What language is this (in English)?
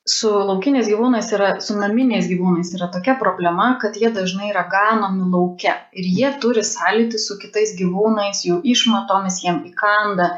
Lithuanian